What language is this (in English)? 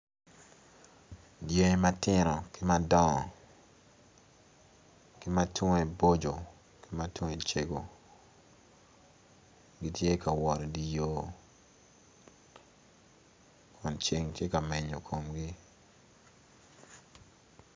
Acoli